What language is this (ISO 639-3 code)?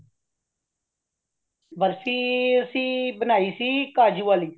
pan